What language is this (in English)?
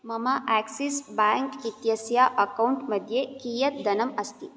Sanskrit